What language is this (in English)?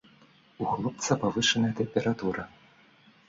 Belarusian